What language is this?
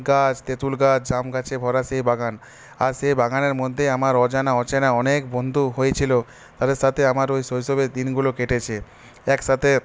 Bangla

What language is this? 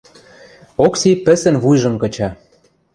Western Mari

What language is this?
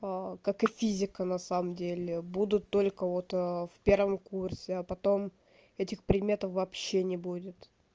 Russian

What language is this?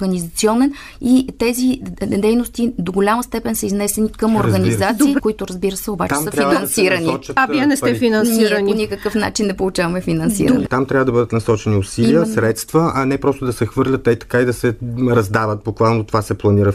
Bulgarian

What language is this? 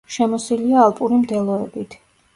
Georgian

